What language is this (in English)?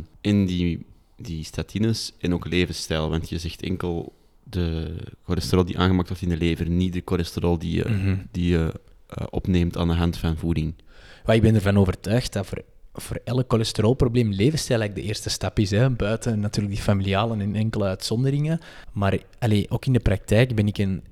Dutch